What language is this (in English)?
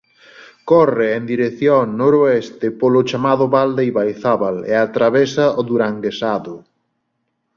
Galician